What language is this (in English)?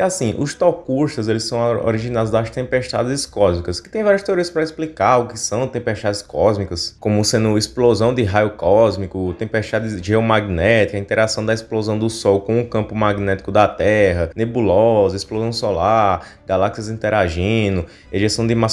Portuguese